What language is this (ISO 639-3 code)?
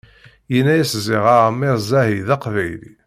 kab